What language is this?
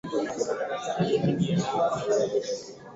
Swahili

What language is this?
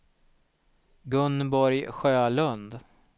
Swedish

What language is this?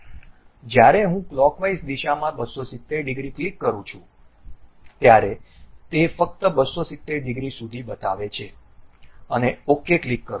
Gujarati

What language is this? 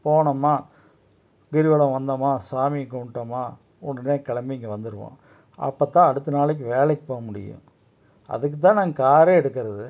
Tamil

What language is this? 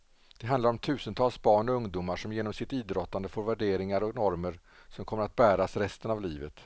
Swedish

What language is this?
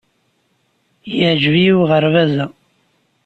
Kabyle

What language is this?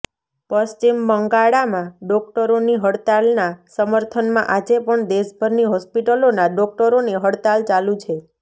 Gujarati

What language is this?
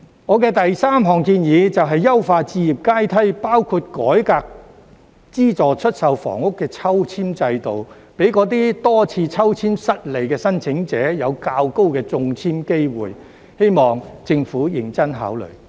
Cantonese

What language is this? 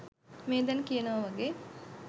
Sinhala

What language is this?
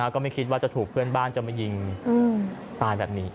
Thai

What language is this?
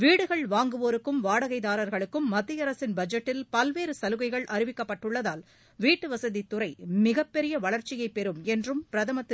Tamil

